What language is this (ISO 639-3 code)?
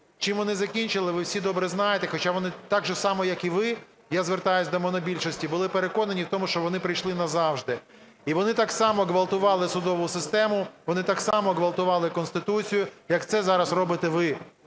ukr